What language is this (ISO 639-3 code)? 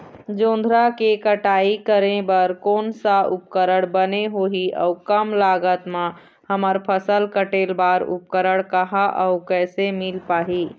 hne